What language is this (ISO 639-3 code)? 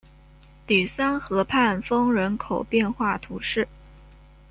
zho